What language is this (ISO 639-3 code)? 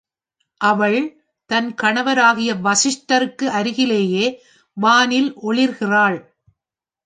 tam